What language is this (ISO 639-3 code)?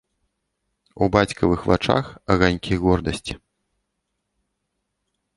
bel